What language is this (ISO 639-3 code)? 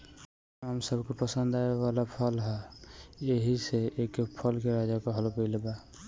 bho